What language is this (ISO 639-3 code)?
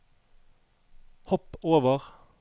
nor